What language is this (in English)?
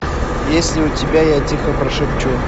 Russian